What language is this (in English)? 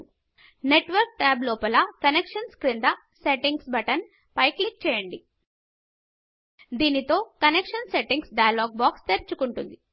Telugu